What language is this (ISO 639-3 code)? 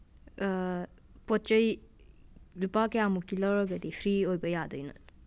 mni